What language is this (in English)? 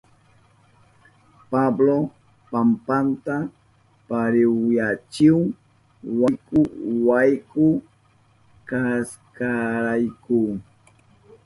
Southern Pastaza Quechua